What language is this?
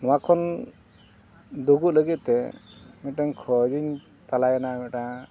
Santali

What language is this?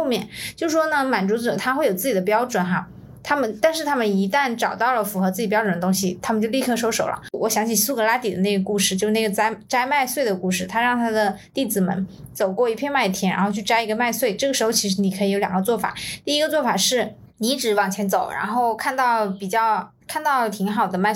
Chinese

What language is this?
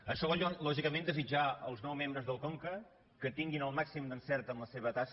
Catalan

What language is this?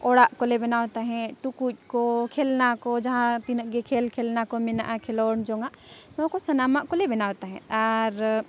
Santali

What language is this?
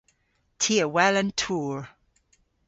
Cornish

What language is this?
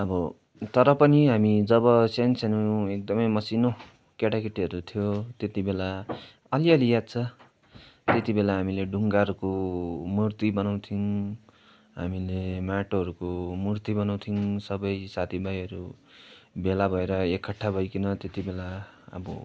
Nepali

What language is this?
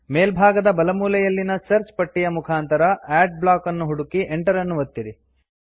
Kannada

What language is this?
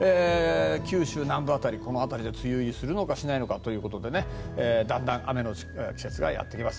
Japanese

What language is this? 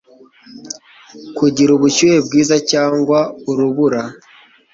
Kinyarwanda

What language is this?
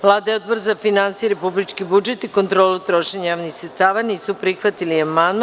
Serbian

